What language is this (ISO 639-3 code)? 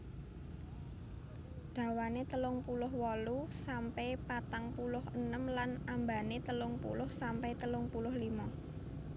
jav